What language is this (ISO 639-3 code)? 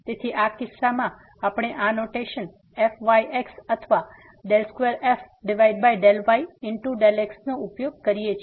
guj